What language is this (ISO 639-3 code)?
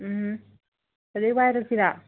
mni